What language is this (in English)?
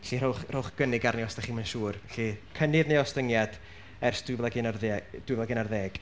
Welsh